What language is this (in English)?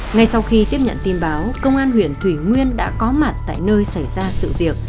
Vietnamese